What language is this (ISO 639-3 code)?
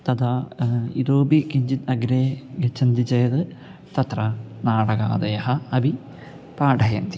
san